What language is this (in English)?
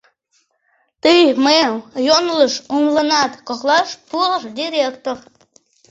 Mari